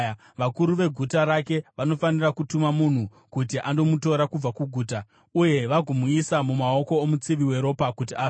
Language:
Shona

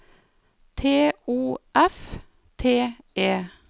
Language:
Norwegian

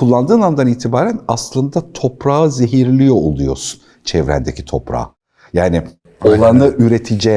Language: Turkish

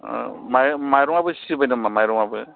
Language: Bodo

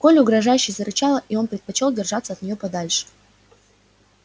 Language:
Russian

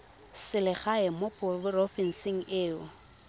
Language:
Tswana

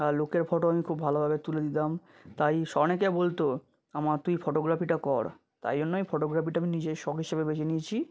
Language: Bangla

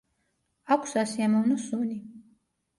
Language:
Georgian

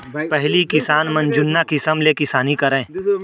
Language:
Chhattisgarhi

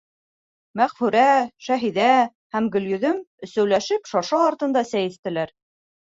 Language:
Bashkir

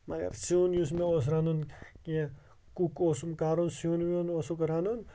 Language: Kashmiri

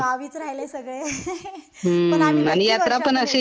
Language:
Marathi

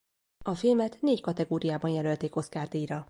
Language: Hungarian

